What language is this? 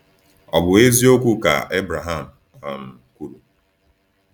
Igbo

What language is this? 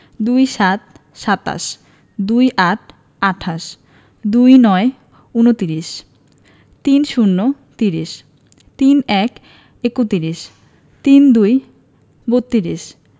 Bangla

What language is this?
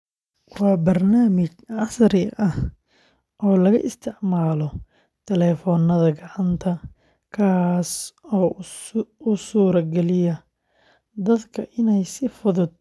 Somali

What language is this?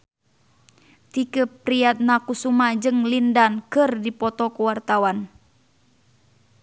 Sundanese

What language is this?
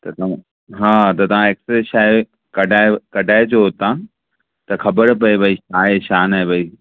Sindhi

